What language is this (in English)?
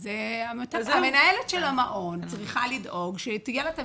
Hebrew